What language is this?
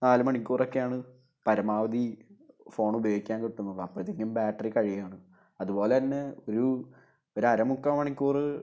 Malayalam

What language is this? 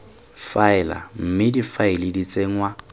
Tswana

